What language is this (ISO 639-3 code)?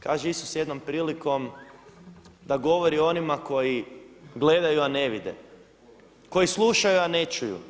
hrv